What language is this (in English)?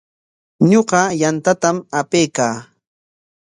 Corongo Ancash Quechua